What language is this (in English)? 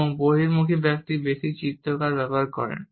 Bangla